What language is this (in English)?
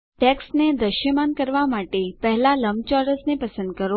Gujarati